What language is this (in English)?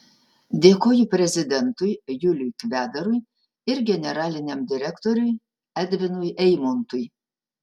Lithuanian